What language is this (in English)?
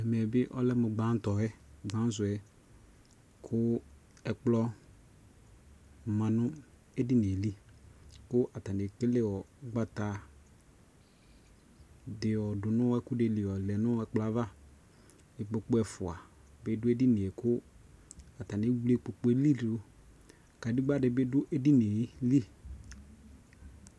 Ikposo